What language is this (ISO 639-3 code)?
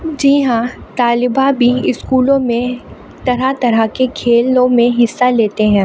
urd